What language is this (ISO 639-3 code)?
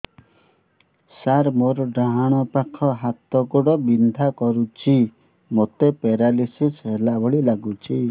ori